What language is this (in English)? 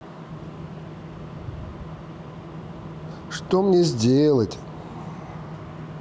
Russian